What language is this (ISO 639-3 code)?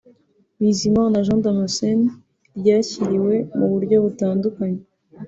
kin